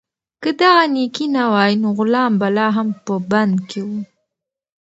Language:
Pashto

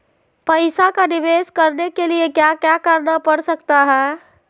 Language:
Magahi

